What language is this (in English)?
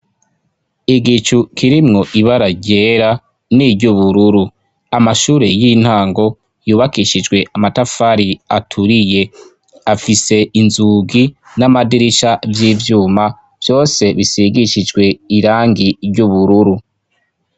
Rundi